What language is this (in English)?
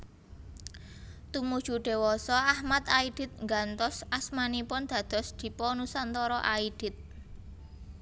Javanese